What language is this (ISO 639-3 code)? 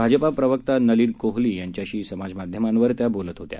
mar